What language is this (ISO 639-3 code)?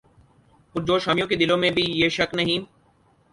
urd